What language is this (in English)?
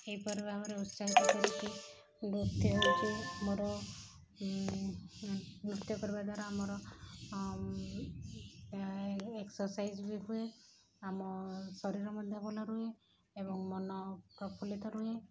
Odia